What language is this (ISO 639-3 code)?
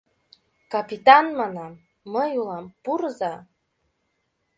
chm